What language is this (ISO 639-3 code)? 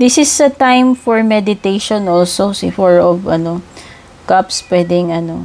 fil